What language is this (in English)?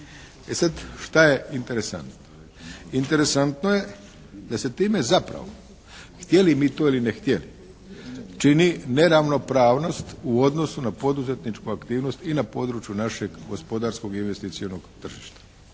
Croatian